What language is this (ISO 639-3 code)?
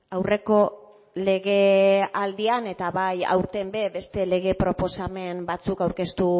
eus